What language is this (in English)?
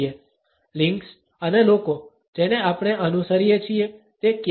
Gujarati